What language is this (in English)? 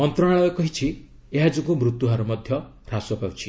Odia